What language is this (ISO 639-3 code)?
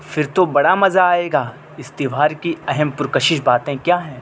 urd